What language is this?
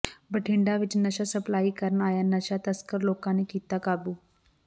Punjabi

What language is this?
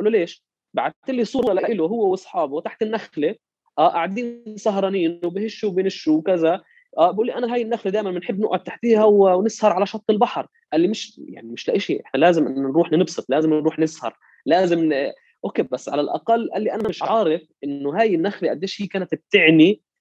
Arabic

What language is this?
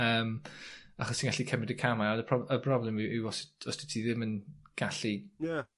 Welsh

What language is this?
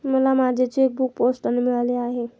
Marathi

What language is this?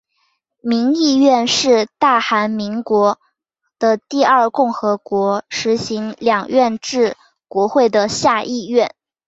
Chinese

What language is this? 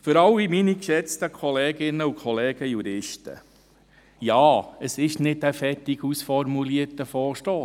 Swiss German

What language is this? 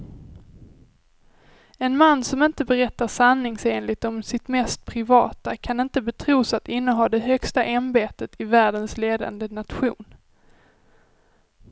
Swedish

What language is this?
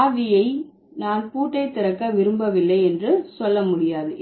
Tamil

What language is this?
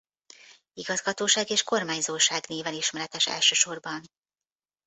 Hungarian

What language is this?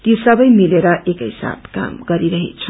Nepali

